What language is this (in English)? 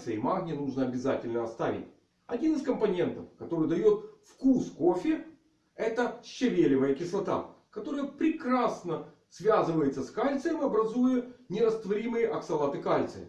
Russian